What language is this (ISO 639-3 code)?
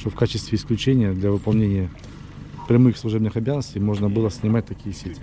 rus